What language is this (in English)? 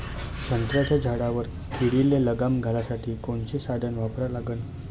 Marathi